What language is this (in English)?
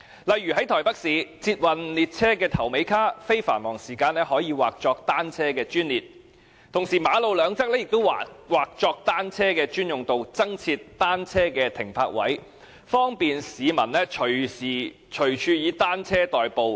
Cantonese